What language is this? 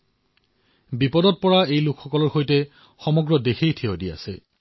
Assamese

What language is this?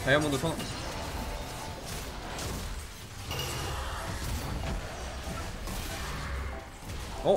Korean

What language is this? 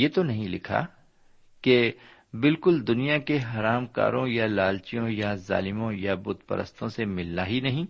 Urdu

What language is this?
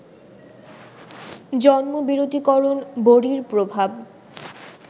Bangla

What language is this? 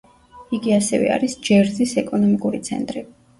Georgian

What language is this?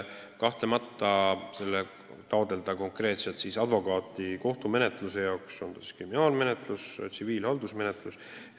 Estonian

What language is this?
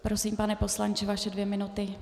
Czech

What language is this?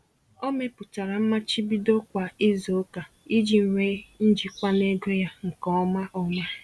Igbo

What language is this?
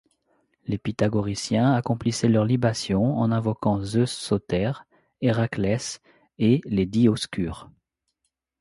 French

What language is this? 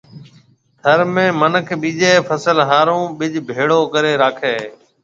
Marwari (Pakistan)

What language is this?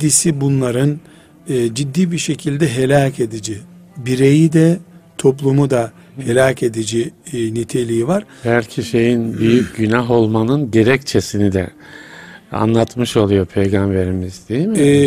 Turkish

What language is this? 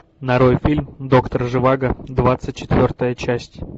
Russian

